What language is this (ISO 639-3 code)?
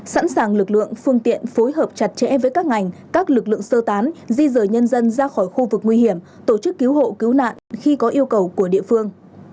vie